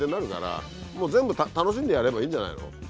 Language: Japanese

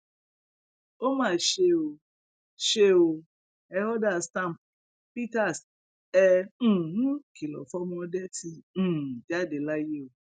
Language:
Yoruba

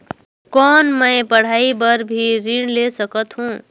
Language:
Chhattisgarhi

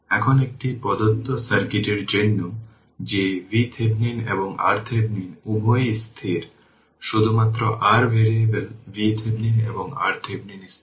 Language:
Bangla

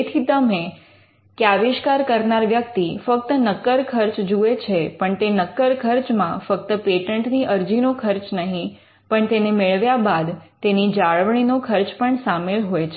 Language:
Gujarati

